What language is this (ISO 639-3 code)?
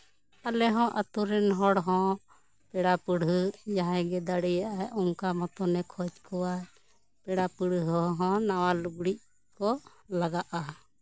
sat